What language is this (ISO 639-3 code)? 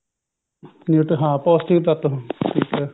pan